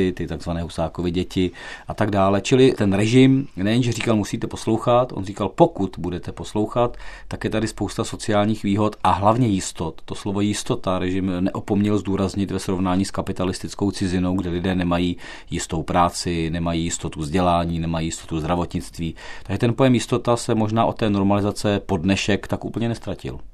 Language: Czech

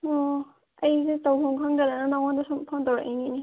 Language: Manipuri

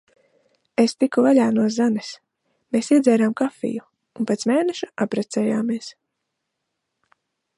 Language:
Latvian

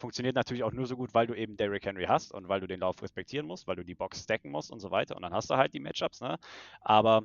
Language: German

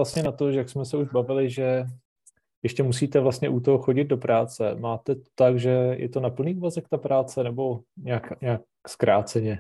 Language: Czech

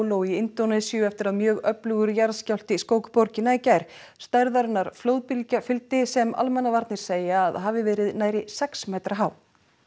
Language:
Icelandic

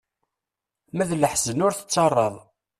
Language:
Kabyle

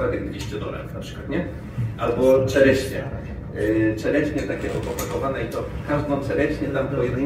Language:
Polish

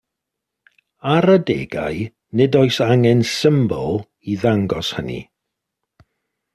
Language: Welsh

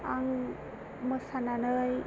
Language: Bodo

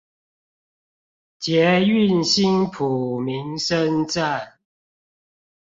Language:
Chinese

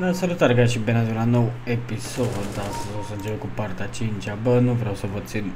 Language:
Romanian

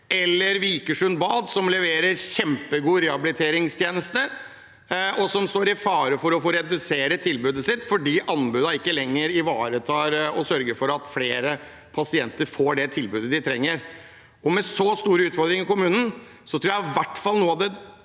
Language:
Norwegian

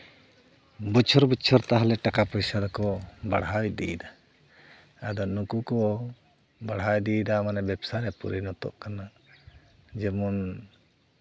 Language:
Santali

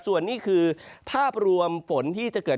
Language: Thai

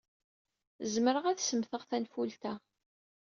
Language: Kabyle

